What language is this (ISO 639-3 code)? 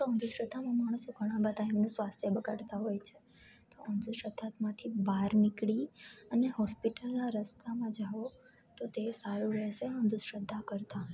guj